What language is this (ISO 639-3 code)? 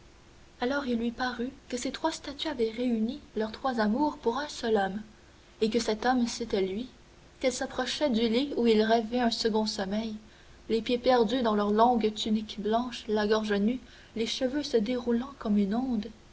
fra